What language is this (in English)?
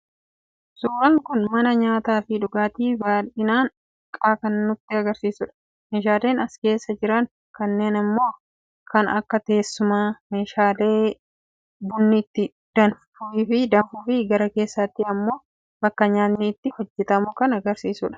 Oromo